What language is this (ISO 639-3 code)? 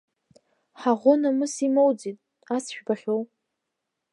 abk